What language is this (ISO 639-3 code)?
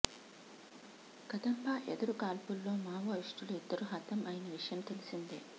tel